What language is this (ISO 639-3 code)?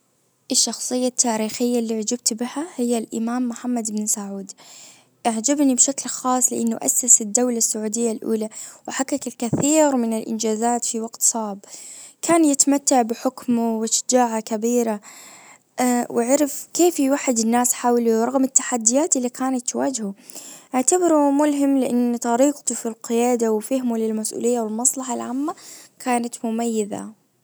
ars